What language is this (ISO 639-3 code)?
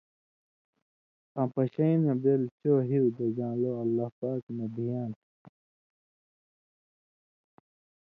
mvy